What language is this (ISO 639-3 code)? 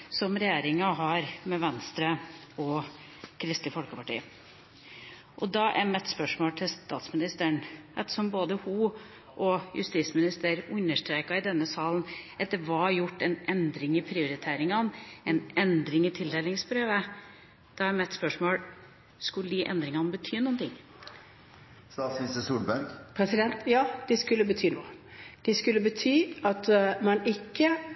nob